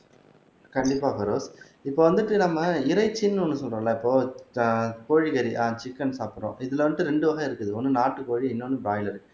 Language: Tamil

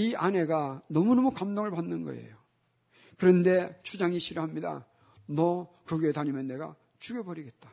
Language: Korean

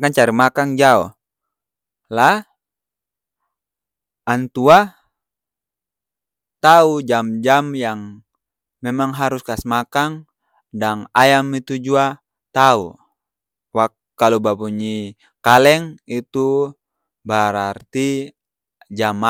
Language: Ambonese Malay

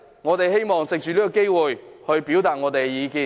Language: Cantonese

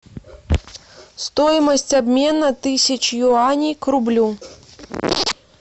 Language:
Russian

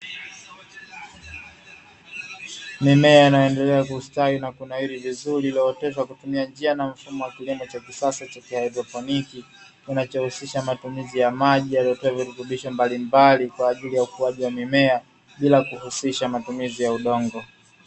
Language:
Swahili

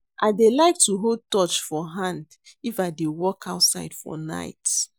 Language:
Nigerian Pidgin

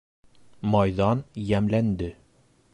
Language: Bashkir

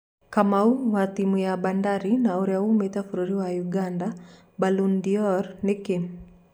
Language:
Kikuyu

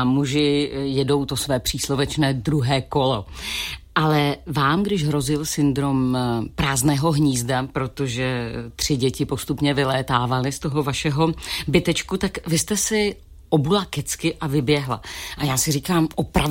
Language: Czech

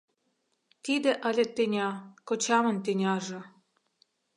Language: Mari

